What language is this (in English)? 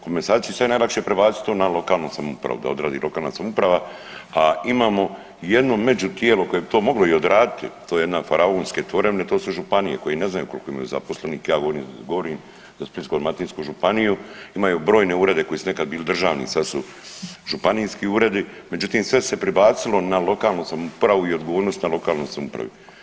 Croatian